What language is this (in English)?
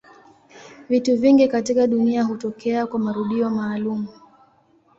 Swahili